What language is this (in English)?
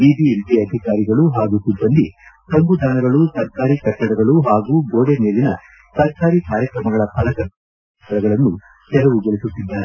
Kannada